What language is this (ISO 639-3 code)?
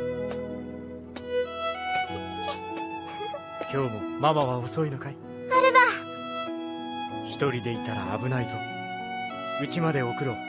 jpn